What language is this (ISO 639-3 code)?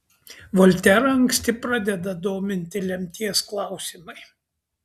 lit